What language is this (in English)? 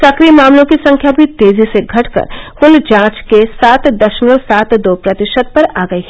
Hindi